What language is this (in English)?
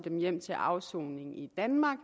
Danish